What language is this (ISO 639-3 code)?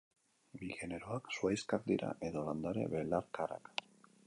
eus